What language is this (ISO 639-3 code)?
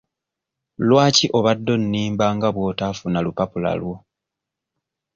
lug